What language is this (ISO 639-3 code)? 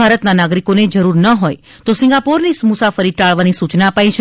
guj